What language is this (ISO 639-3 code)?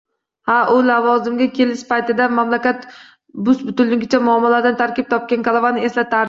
uzb